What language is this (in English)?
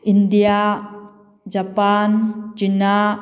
Manipuri